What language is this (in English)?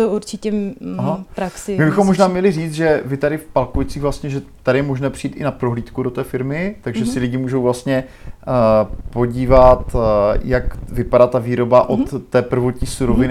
Czech